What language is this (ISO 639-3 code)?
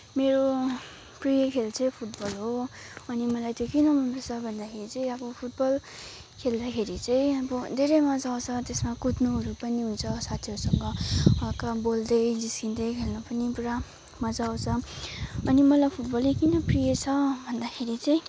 nep